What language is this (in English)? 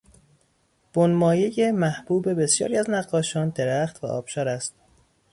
Persian